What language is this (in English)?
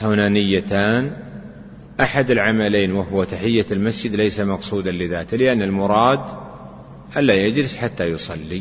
Arabic